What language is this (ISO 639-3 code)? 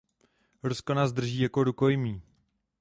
ces